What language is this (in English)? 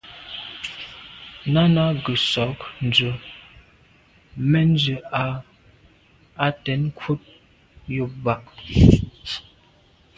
Medumba